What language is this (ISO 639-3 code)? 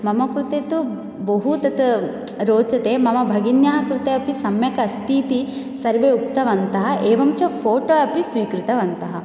san